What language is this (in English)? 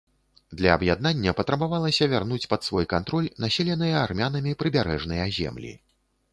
Belarusian